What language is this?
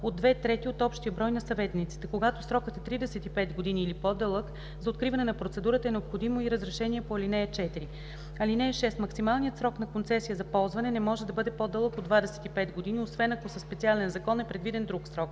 Bulgarian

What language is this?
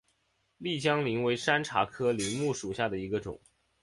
Chinese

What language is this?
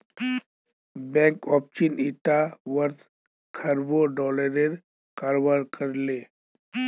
Magahi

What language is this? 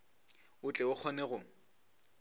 Northern Sotho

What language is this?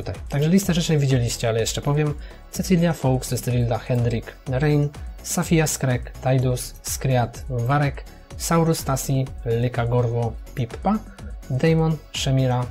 Polish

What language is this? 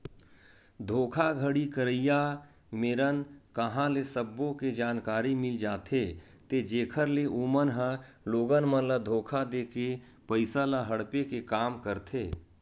Chhattisgarhi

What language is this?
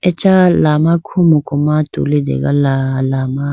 Idu-Mishmi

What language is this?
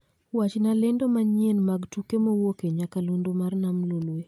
Luo (Kenya and Tanzania)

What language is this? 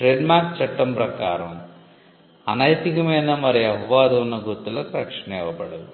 Telugu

